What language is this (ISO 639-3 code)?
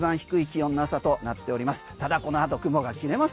jpn